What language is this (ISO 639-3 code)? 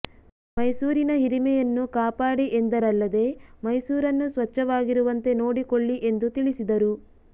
kan